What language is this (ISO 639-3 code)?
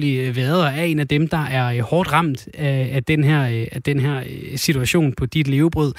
dan